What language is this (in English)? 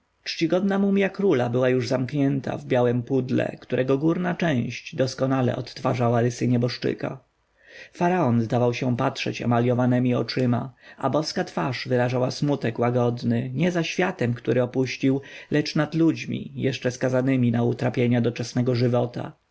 Polish